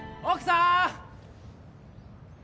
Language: Japanese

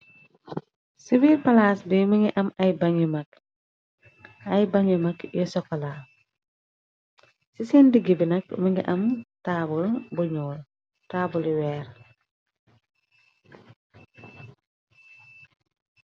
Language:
Wolof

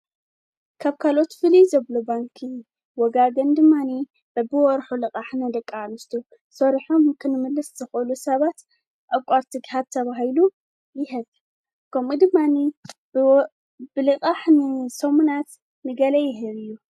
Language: Tigrinya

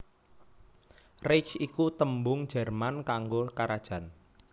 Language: Javanese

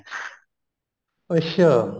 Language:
Punjabi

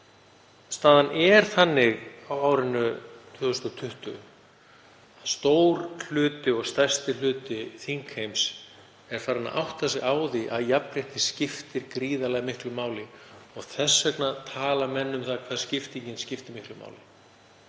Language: Icelandic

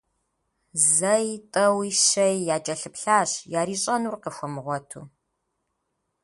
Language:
Kabardian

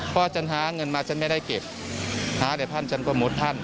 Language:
Thai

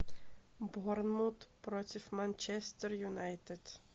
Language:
Russian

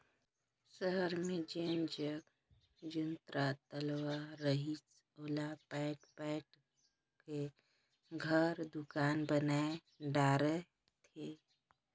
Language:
Chhattisgarhi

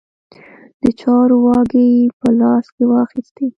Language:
Pashto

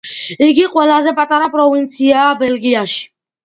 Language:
Georgian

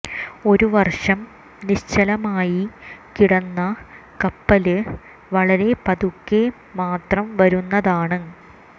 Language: Malayalam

